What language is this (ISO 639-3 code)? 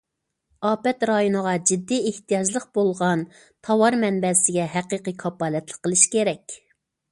uig